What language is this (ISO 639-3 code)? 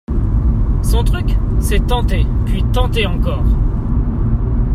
fra